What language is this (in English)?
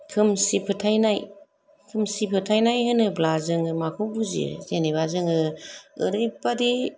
Bodo